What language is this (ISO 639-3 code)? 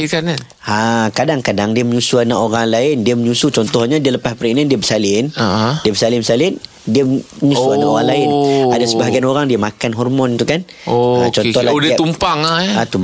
msa